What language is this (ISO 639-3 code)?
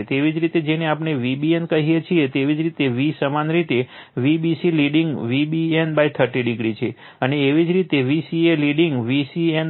guj